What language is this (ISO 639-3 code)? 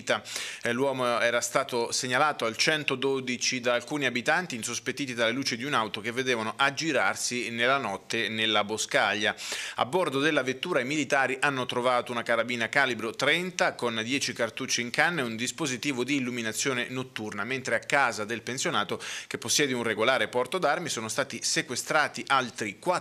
ita